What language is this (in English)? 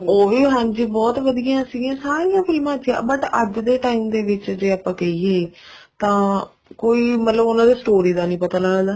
Punjabi